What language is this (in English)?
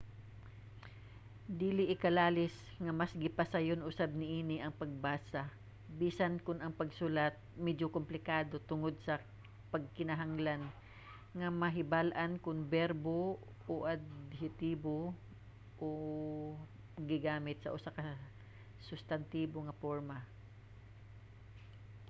Cebuano